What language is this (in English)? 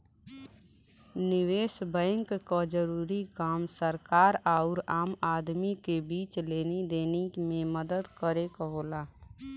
Bhojpuri